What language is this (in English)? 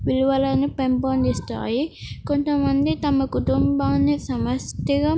Telugu